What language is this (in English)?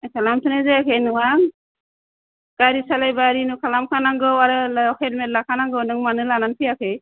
Bodo